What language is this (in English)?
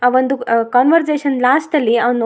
Kannada